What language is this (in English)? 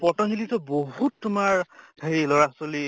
Assamese